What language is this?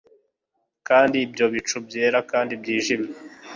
Kinyarwanda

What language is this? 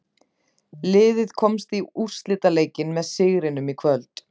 Icelandic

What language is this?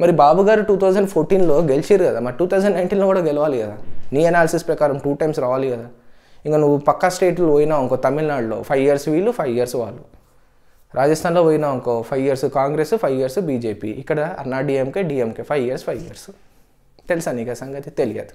Telugu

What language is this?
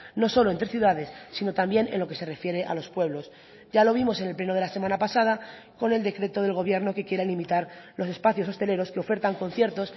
Spanish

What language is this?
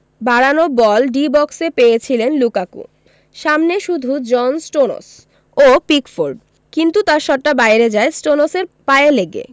Bangla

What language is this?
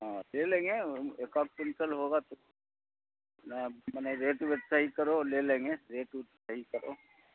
Urdu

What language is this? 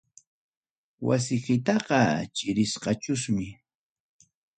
Ayacucho Quechua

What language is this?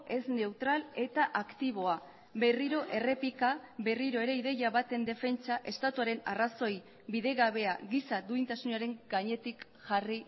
Basque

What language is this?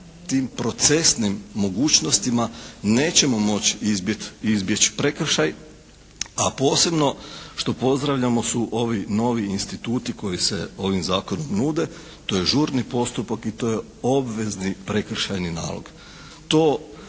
Croatian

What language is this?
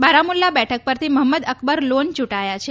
Gujarati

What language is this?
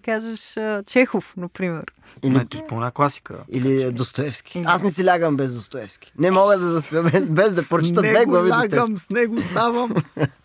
Bulgarian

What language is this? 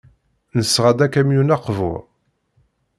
Kabyle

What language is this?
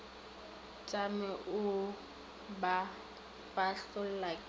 Northern Sotho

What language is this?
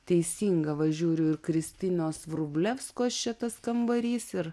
Lithuanian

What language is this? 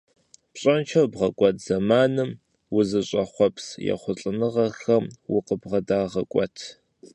Kabardian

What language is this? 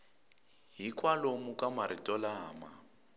Tsonga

